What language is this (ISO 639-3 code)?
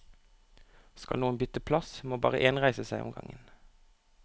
nor